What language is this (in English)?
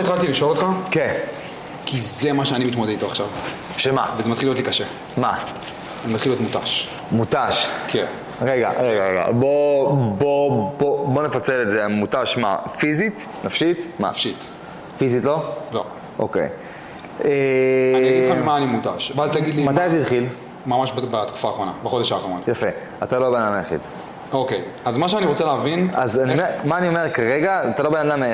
Hebrew